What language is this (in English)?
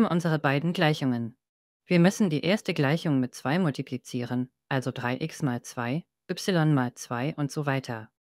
German